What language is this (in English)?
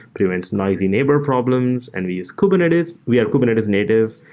English